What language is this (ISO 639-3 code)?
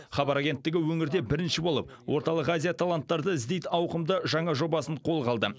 kaz